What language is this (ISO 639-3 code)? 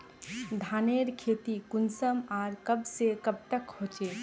mag